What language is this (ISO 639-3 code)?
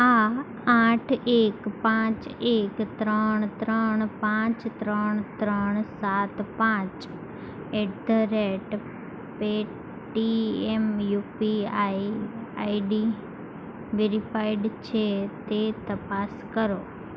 guj